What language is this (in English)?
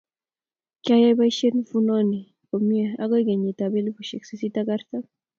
Kalenjin